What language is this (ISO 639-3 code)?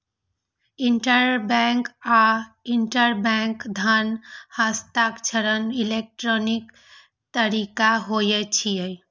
mai